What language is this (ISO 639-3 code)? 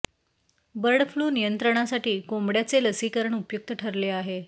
mar